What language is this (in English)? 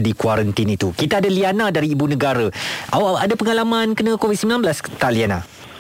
Malay